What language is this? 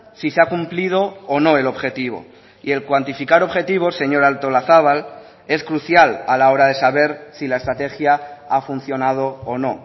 Spanish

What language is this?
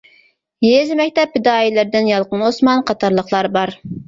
Uyghur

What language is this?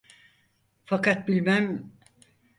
Turkish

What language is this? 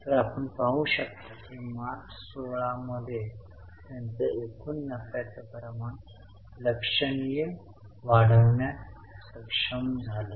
Marathi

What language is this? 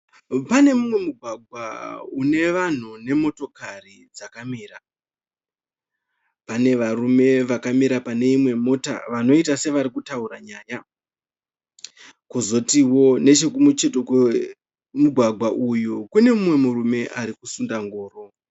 Shona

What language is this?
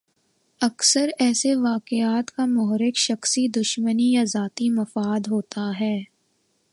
Urdu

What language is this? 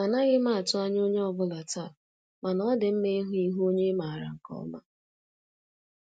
Igbo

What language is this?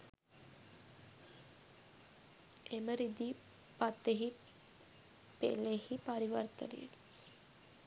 Sinhala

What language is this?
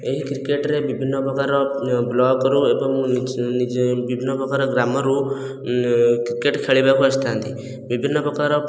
Odia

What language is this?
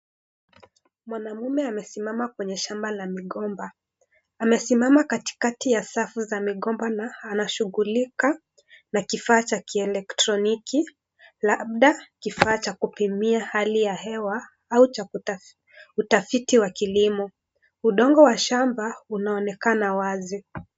Swahili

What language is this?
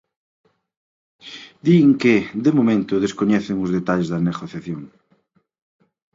Galician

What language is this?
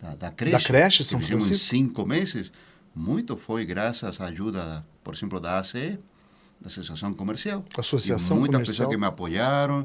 Portuguese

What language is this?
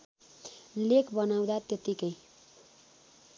Nepali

